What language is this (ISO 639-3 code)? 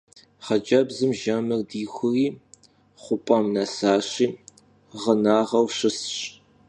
kbd